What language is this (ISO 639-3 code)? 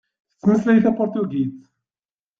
kab